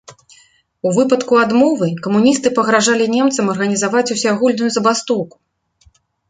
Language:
Belarusian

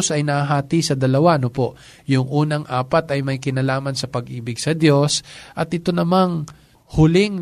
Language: Filipino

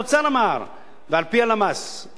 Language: Hebrew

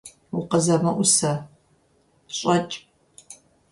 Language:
Kabardian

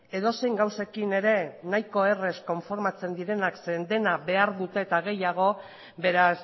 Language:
Basque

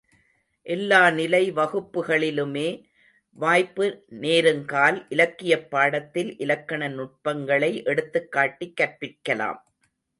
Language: Tamil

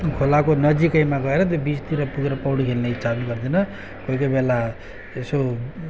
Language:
Nepali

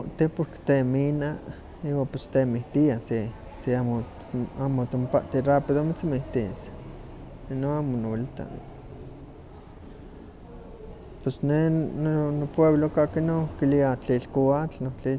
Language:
Huaxcaleca Nahuatl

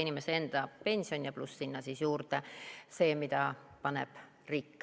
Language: Estonian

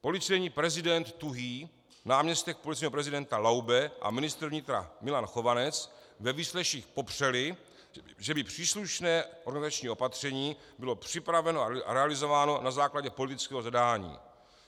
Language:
Czech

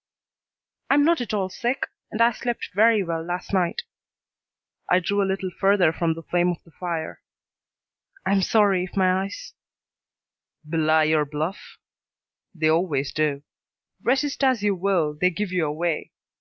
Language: English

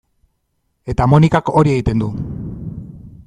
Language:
Basque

